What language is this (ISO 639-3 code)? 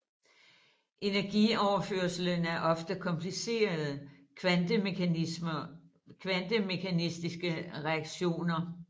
dan